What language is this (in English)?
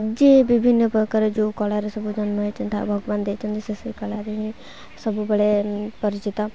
Odia